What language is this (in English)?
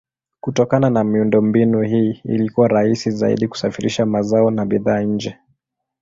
Swahili